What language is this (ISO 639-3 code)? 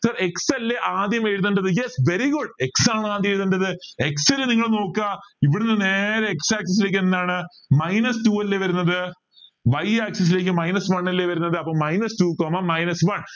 mal